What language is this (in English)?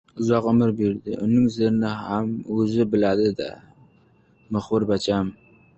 Uzbek